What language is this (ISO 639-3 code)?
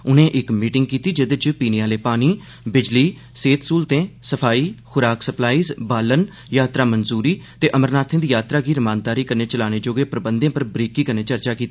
doi